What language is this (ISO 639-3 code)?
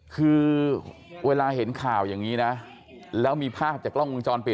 tha